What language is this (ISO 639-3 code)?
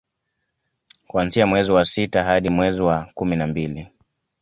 swa